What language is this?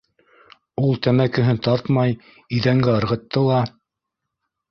Bashkir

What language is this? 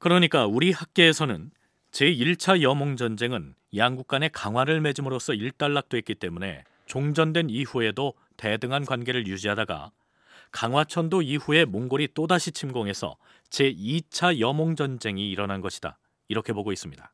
Korean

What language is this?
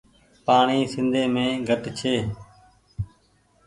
Goaria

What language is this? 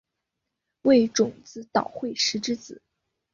Chinese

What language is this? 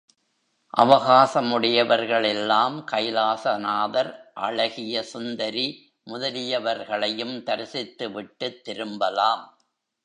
Tamil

